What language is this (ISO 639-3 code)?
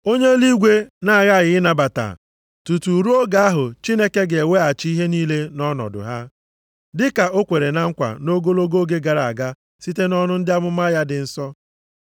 ibo